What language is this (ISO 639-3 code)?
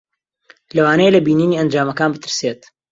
ckb